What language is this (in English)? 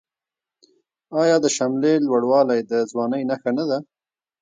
Pashto